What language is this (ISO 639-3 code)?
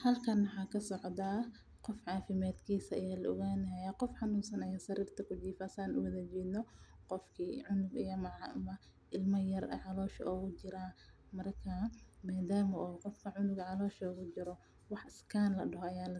som